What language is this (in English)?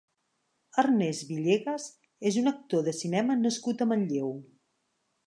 Catalan